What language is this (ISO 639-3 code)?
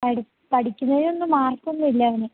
mal